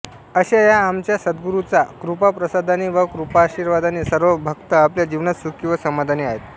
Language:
Marathi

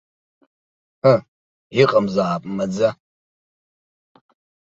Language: Abkhazian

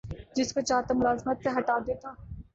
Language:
Urdu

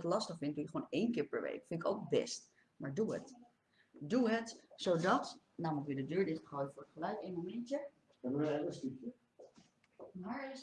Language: Dutch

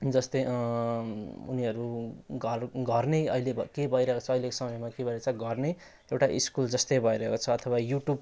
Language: Nepali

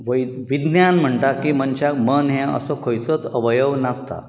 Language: Konkani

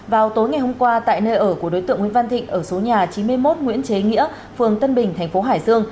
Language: Vietnamese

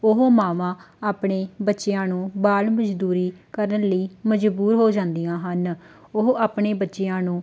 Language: Punjabi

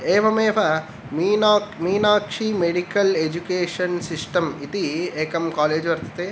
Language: Sanskrit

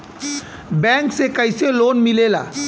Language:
Bhojpuri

